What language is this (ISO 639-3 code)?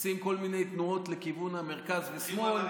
heb